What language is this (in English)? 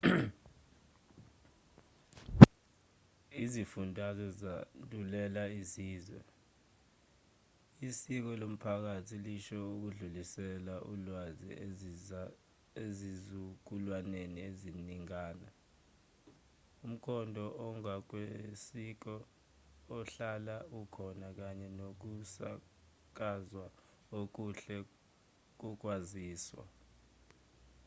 Zulu